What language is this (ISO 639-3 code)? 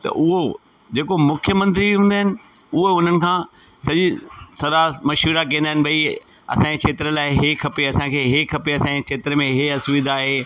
snd